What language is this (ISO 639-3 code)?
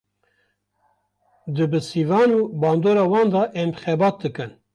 kur